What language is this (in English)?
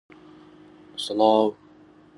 Central Kurdish